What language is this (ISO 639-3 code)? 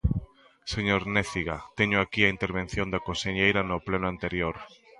glg